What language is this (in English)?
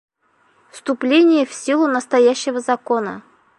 Bashkir